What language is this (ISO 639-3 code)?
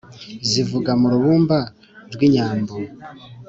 kin